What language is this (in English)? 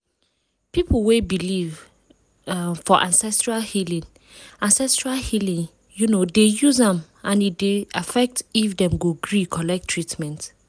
Nigerian Pidgin